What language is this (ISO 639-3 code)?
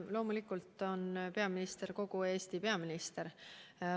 est